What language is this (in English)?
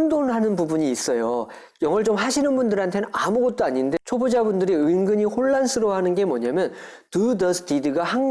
Korean